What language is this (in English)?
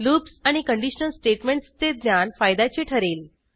Marathi